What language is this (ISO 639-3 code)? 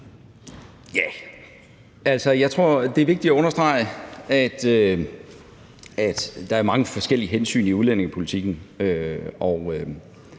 dan